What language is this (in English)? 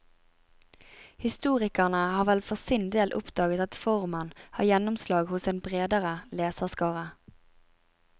Norwegian